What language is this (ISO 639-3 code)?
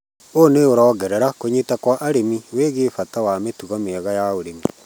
kik